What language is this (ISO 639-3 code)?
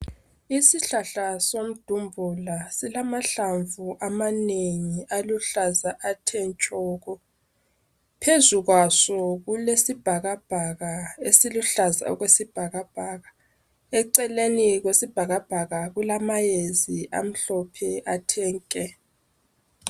nde